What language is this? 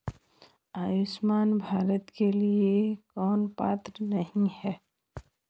Hindi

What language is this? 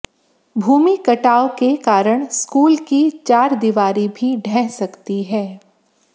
Hindi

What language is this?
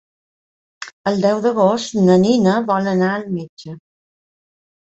Catalan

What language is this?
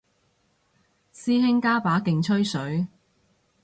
Cantonese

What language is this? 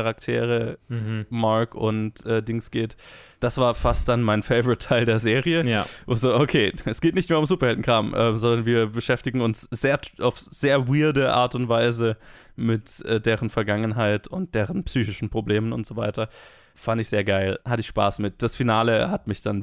German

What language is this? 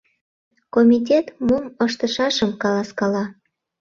Mari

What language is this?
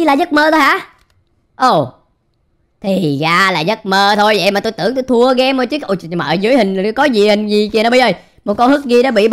Vietnamese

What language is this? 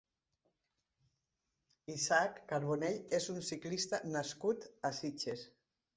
Catalan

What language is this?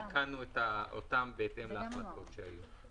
Hebrew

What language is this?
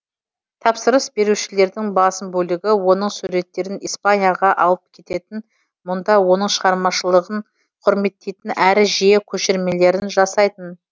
Kazakh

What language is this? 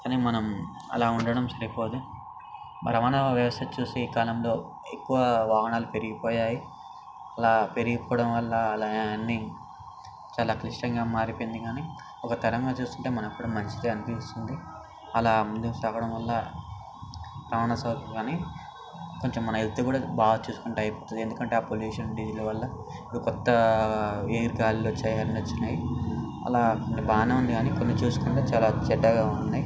Telugu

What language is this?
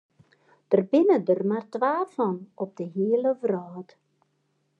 Western Frisian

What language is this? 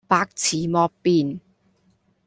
Cantonese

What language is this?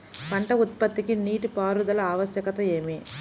Telugu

